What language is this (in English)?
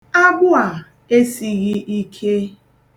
Igbo